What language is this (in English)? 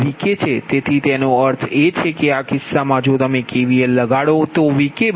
Gujarati